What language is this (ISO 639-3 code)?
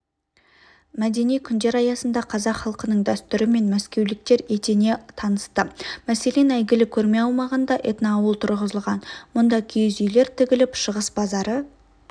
kaz